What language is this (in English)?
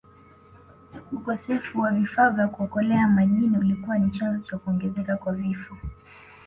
Swahili